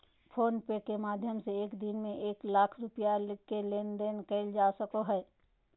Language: Magahi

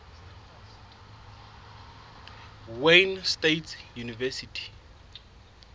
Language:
Southern Sotho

